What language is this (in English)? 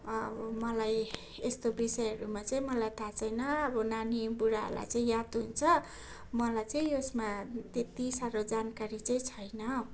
Nepali